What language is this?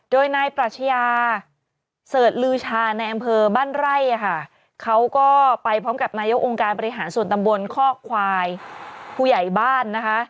Thai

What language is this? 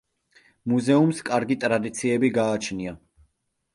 Georgian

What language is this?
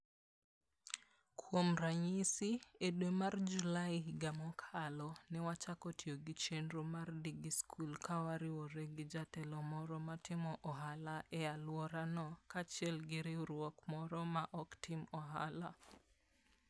Luo (Kenya and Tanzania)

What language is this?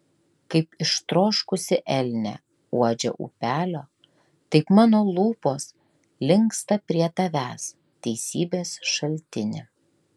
Lithuanian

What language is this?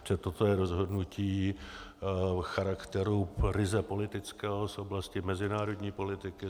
Czech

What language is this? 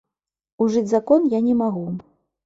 Belarusian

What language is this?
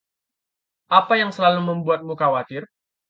Indonesian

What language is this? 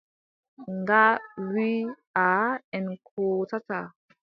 Adamawa Fulfulde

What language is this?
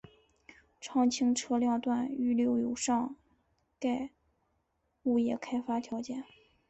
Chinese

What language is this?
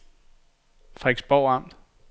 Danish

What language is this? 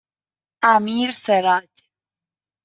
Persian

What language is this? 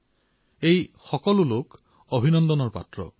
Assamese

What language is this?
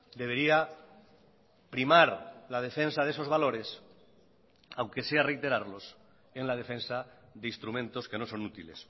Spanish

